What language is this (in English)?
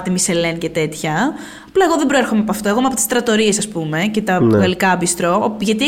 Greek